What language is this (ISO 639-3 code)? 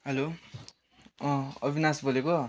nep